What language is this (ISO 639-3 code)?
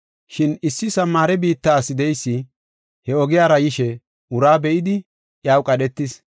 gof